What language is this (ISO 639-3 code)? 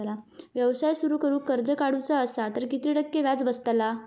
mar